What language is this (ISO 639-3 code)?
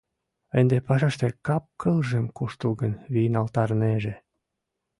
chm